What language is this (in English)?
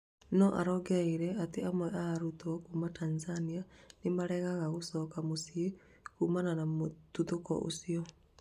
Kikuyu